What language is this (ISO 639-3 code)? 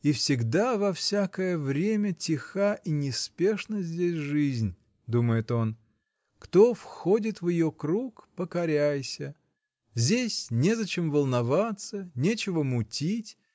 rus